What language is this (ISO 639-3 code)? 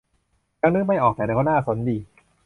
tha